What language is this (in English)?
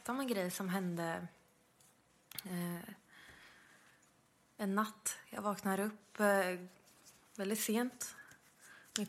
Swedish